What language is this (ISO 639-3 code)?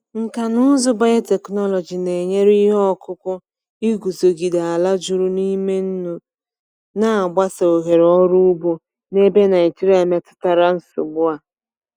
ibo